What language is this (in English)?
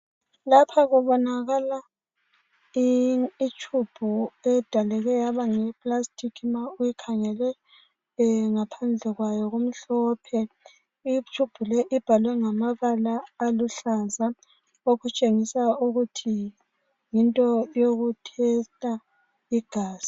North Ndebele